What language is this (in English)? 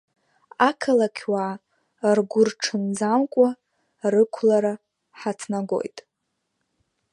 Abkhazian